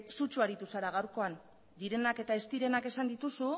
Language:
Basque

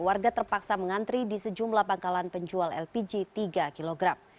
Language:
Indonesian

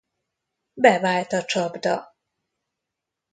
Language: Hungarian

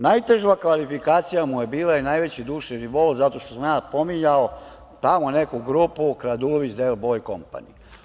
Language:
Serbian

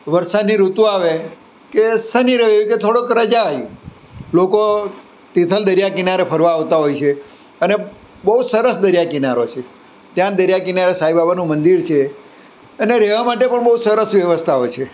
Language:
Gujarati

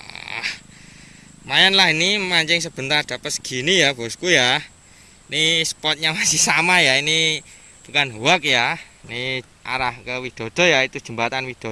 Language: Indonesian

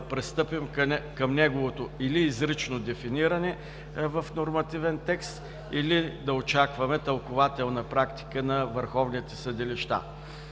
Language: Bulgarian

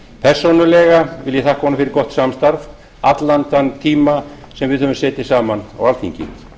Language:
Icelandic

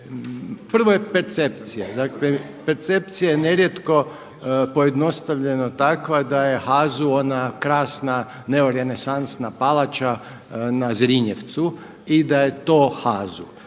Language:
Croatian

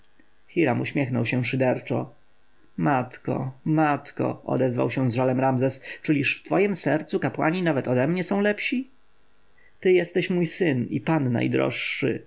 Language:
Polish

